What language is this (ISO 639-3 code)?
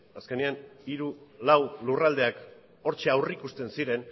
eus